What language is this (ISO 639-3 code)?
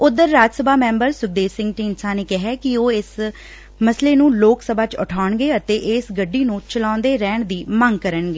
pan